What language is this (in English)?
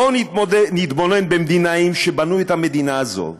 Hebrew